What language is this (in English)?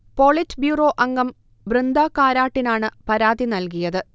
Malayalam